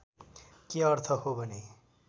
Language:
Nepali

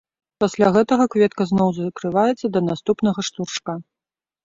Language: Belarusian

